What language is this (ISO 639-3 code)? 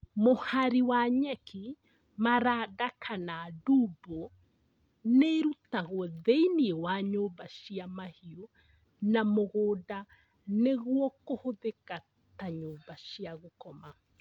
kik